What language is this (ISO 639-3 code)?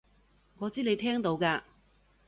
yue